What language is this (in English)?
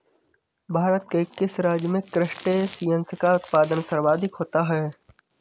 Hindi